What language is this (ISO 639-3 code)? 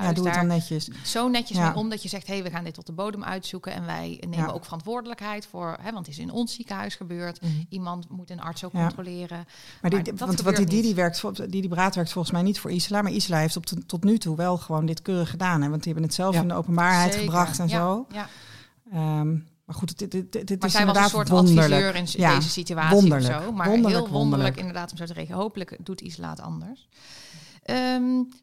nld